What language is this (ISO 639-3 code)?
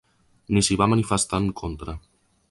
cat